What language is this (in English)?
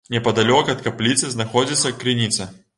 Belarusian